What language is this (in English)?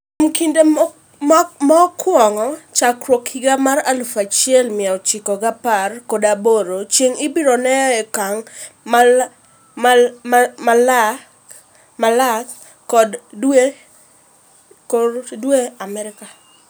Luo (Kenya and Tanzania)